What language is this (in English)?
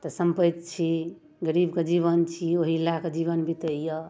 Maithili